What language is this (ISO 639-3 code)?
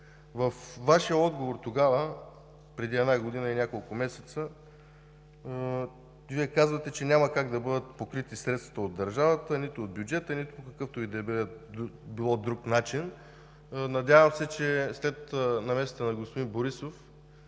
bul